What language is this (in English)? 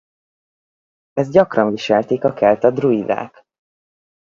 Hungarian